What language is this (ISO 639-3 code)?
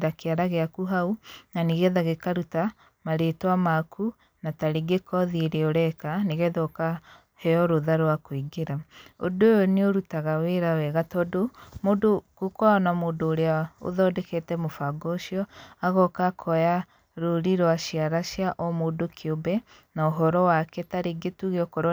kik